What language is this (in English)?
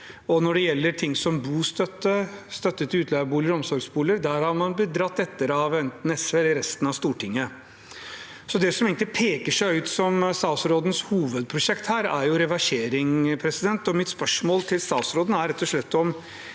Norwegian